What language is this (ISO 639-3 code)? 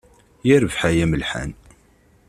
kab